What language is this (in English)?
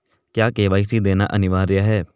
Hindi